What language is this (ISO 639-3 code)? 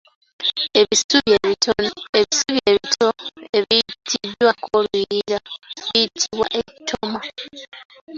lug